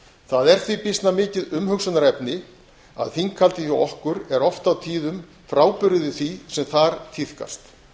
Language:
Icelandic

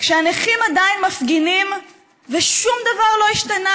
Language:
Hebrew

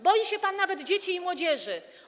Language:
Polish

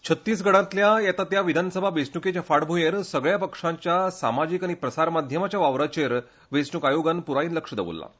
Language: Konkani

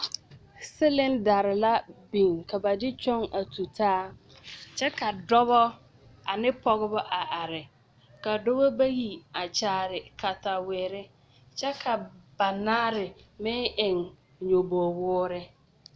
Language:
Southern Dagaare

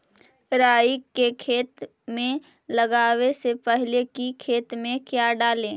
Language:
Magahi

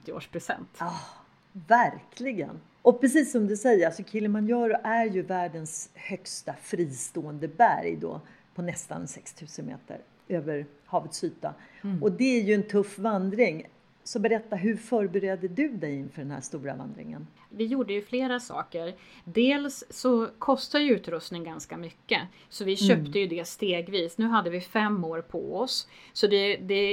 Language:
Swedish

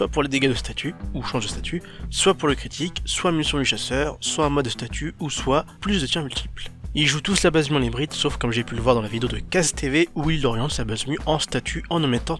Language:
French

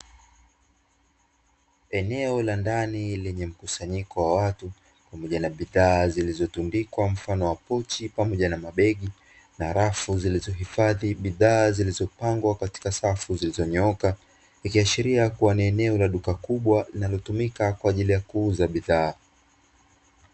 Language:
Swahili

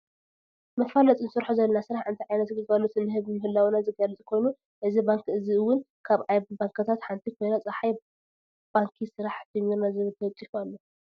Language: Tigrinya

